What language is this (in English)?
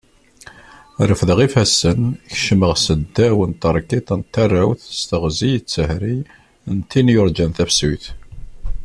Kabyle